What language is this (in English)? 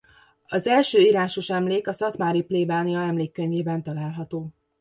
Hungarian